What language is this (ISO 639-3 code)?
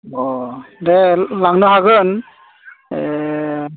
brx